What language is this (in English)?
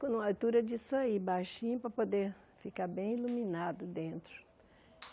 Portuguese